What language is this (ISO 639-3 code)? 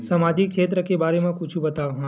hne